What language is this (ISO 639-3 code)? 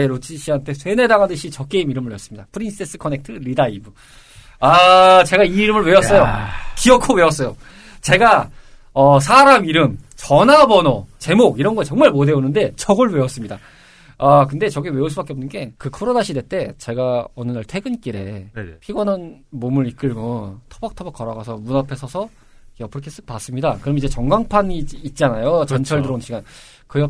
kor